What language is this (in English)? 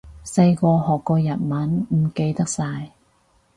Cantonese